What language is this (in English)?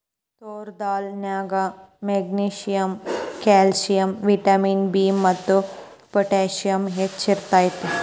Kannada